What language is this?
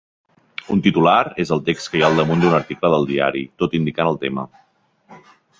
Catalan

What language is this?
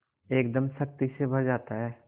Hindi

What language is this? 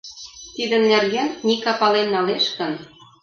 Mari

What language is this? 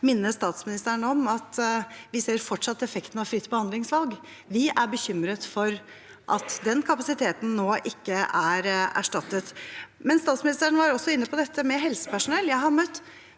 Norwegian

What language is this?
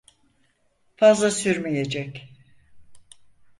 Turkish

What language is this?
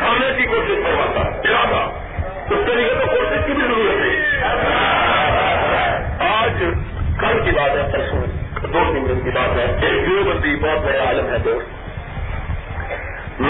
Urdu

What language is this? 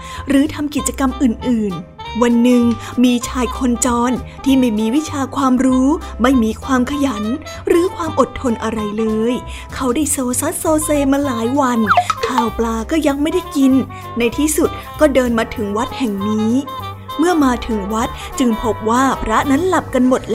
Thai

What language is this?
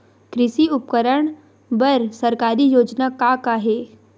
Chhattisgarhi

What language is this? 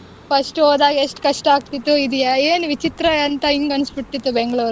Kannada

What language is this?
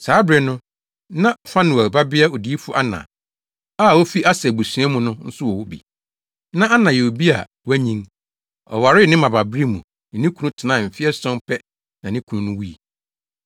Akan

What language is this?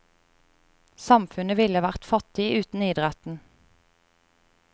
Norwegian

